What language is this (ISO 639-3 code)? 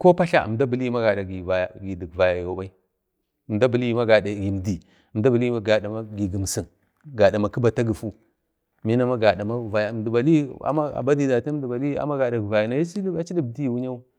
bde